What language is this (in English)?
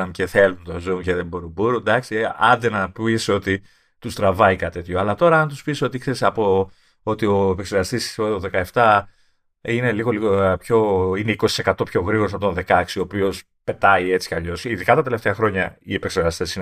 Greek